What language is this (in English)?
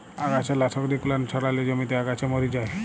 Bangla